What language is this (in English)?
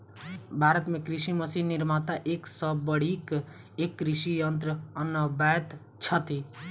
Maithili